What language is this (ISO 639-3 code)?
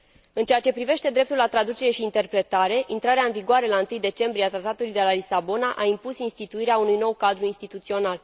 ron